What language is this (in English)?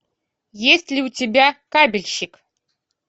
Russian